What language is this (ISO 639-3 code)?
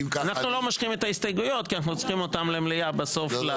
heb